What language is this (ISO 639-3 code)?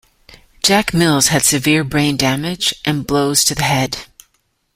eng